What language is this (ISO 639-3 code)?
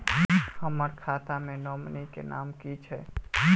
mai